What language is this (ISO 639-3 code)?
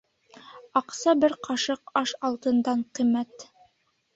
bak